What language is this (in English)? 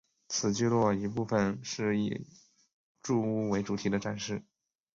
Chinese